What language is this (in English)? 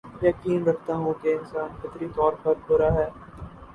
Urdu